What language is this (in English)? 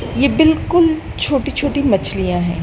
Hindi